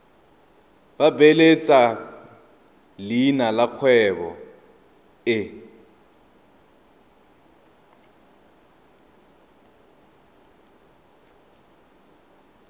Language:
Tswana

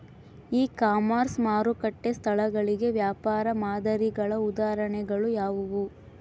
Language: Kannada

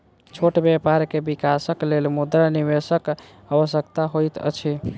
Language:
Maithili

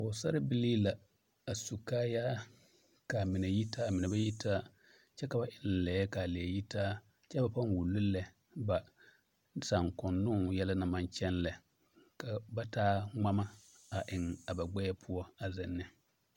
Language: Southern Dagaare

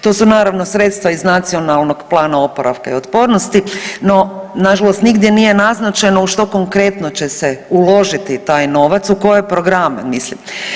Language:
Croatian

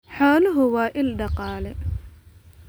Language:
Somali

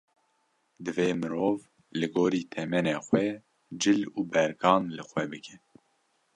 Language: Kurdish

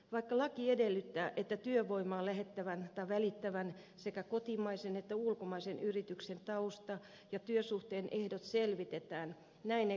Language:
Finnish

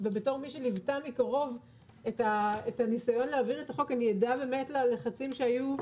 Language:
Hebrew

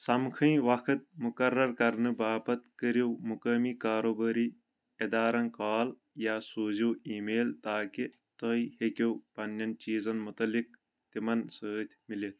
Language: Kashmiri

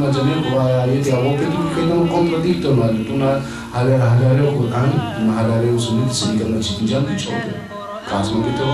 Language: Arabic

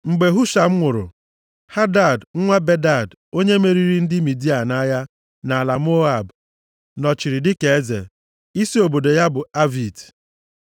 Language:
Igbo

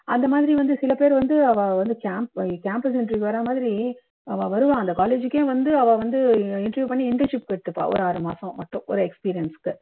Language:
Tamil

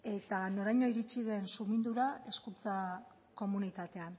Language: Basque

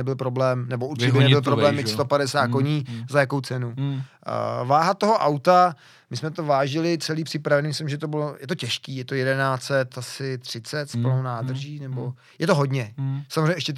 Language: Czech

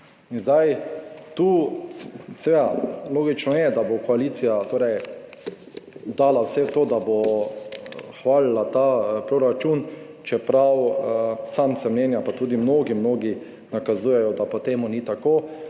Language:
Slovenian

